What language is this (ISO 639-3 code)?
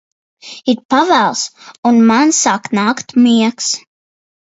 lav